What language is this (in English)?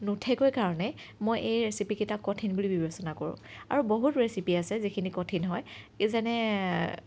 Assamese